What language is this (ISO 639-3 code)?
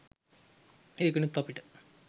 sin